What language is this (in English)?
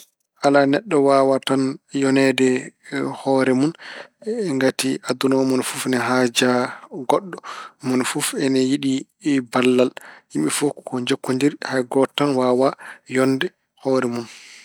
Fula